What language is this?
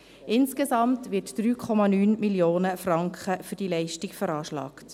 Swiss German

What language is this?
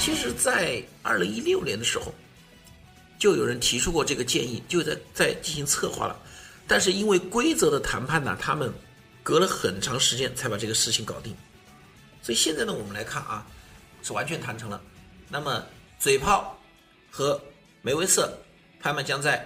Chinese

